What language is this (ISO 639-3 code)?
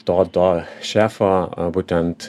lit